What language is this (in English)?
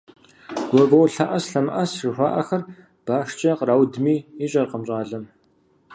Kabardian